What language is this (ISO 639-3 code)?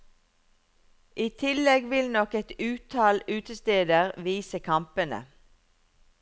nor